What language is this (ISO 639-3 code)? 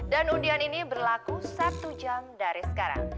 ind